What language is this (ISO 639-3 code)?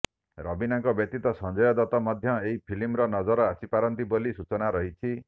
ori